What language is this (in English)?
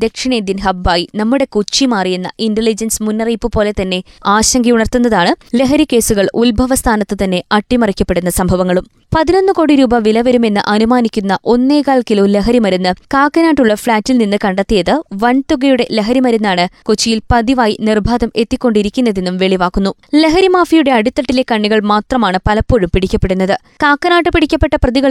Malayalam